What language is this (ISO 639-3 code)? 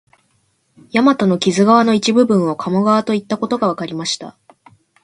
jpn